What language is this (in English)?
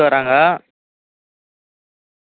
Tamil